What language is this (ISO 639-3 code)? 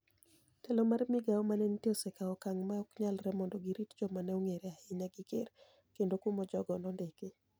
luo